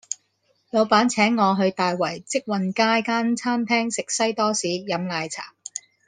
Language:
Cantonese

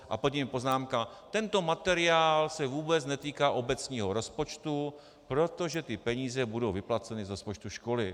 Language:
Czech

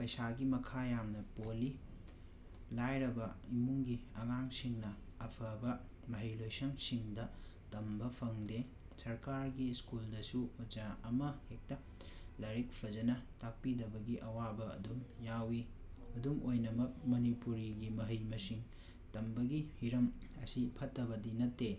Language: Manipuri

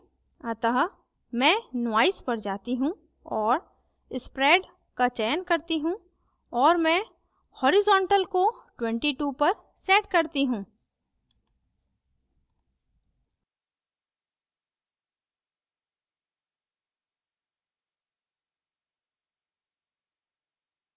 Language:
Hindi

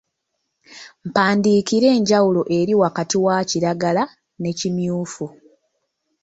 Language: Ganda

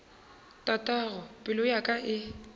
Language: Northern Sotho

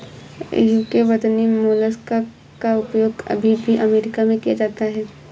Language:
Hindi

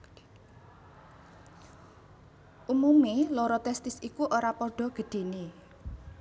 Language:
Javanese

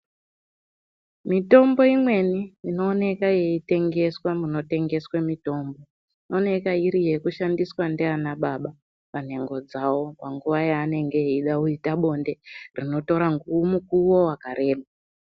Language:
Ndau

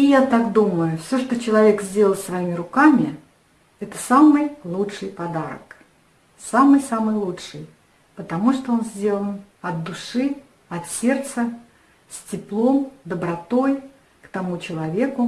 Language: Russian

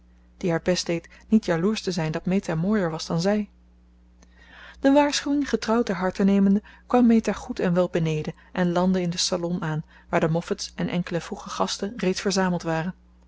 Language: Dutch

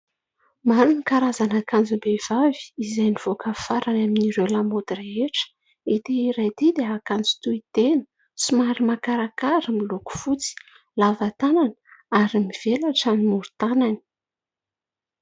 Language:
Malagasy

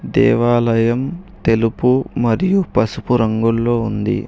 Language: Telugu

